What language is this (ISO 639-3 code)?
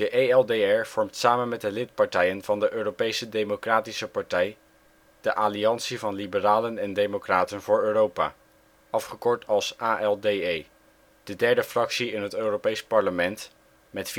nld